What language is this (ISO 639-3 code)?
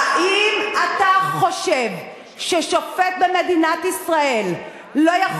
heb